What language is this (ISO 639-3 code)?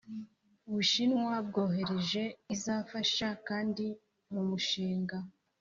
kin